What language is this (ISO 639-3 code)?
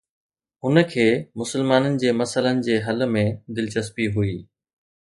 snd